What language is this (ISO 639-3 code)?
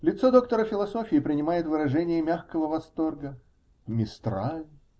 rus